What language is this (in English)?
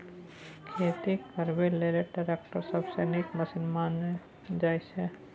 Maithili